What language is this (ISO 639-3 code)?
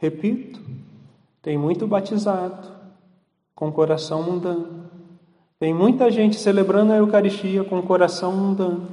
por